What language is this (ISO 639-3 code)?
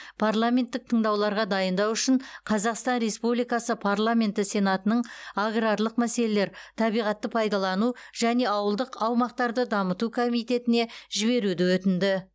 kaz